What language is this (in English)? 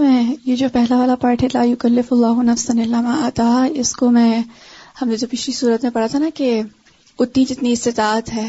Urdu